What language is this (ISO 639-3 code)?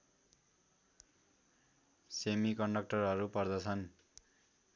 nep